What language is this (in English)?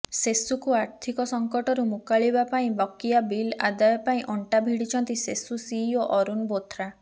Odia